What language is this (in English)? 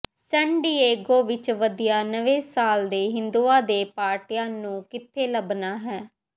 Punjabi